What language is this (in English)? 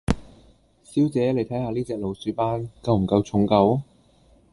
Cantonese